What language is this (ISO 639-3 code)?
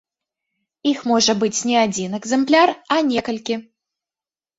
bel